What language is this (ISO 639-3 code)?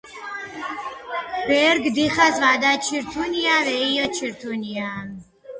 kat